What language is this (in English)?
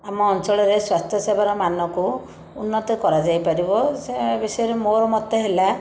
Odia